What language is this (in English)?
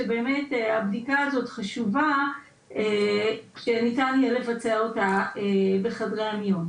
Hebrew